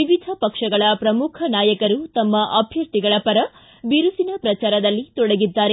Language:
Kannada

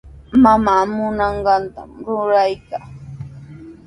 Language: Sihuas Ancash Quechua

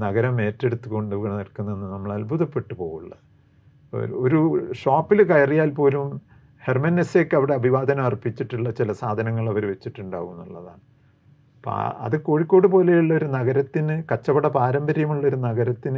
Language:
Malayalam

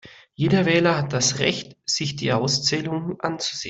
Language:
German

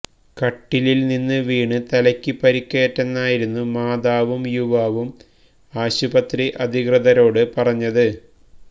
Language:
Malayalam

